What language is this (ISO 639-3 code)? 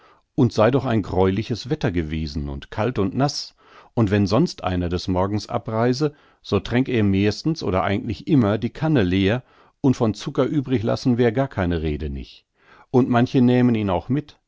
deu